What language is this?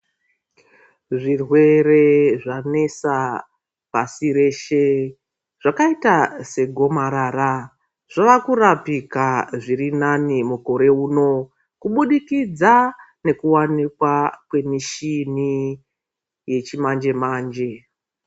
Ndau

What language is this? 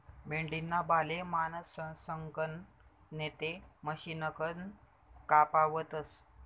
Marathi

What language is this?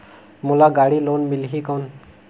Chhattisgarhi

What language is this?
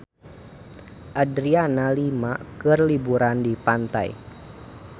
Sundanese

